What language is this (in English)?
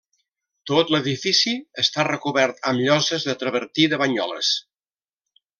Catalan